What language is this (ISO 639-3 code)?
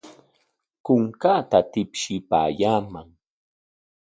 qwa